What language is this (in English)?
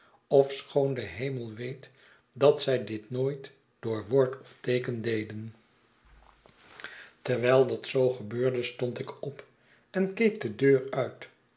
Dutch